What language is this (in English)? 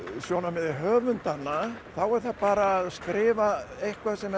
Icelandic